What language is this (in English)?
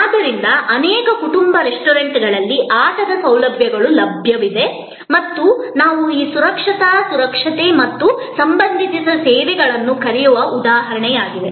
Kannada